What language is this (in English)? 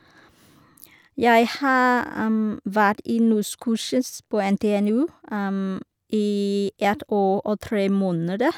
Norwegian